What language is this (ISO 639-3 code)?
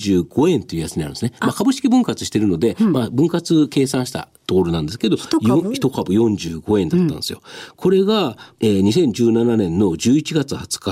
jpn